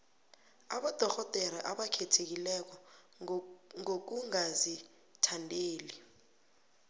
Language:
South Ndebele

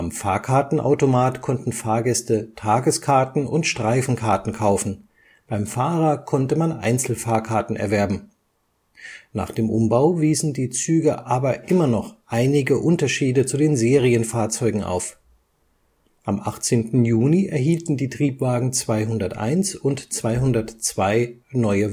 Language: German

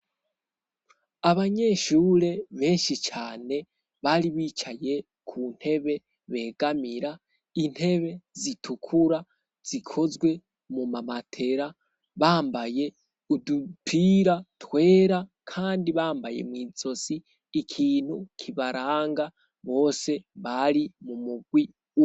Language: Rundi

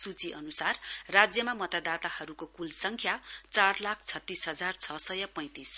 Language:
Nepali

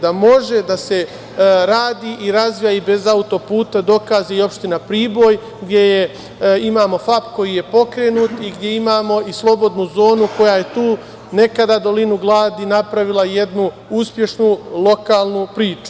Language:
Serbian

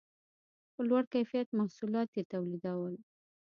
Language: Pashto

